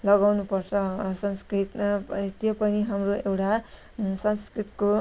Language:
Nepali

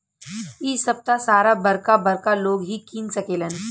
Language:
Bhojpuri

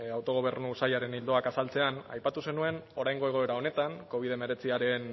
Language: Basque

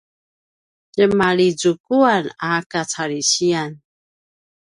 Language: Paiwan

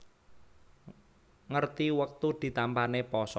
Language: Javanese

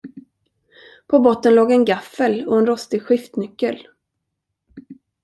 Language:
Swedish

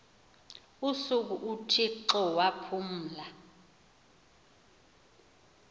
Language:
Xhosa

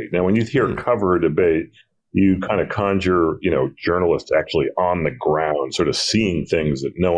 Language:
English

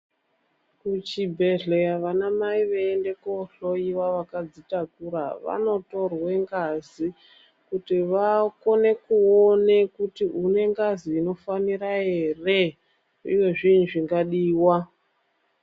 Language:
Ndau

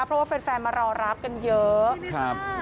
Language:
Thai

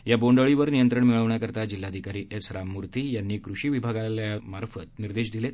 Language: Marathi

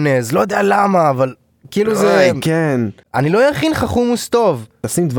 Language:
Hebrew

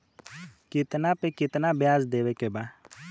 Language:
Bhojpuri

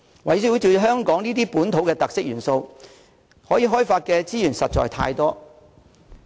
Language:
Cantonese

